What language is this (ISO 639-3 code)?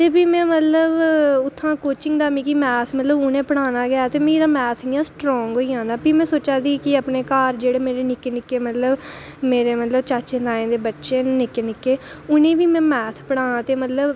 doi